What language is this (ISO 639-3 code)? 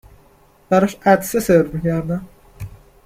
fas